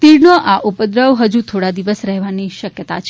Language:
Gujarati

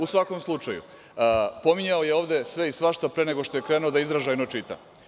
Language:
Serbian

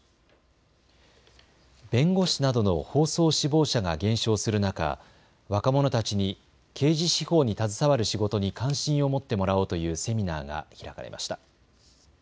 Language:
Japanese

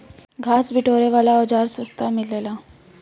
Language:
Bhojpuri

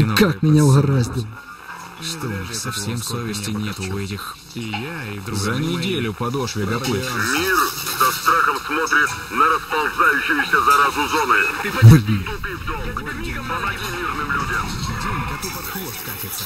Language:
Russian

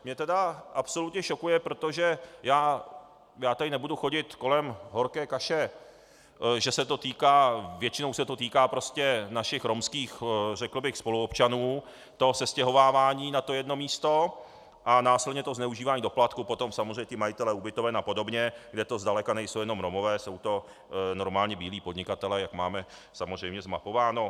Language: Czech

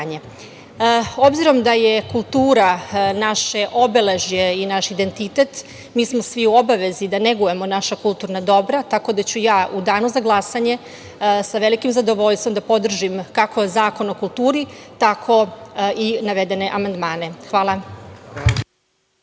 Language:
Serbian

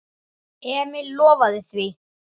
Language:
Icelandic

